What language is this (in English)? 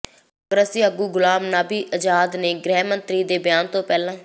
Punjabi